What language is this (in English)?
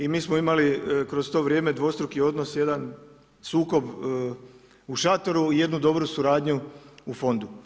Croatian